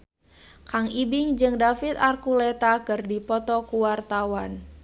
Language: Sundanese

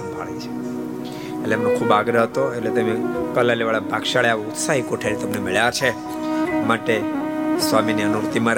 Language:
Gujarati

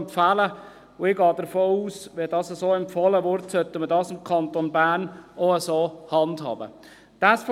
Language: Swiss German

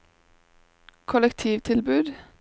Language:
Norwegian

